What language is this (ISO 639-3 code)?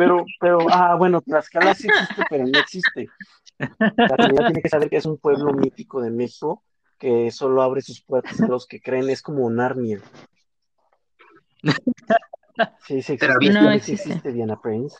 spa